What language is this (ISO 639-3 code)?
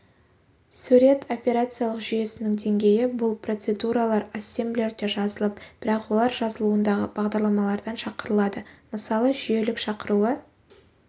kaz